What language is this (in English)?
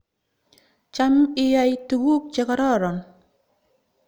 Kalenjin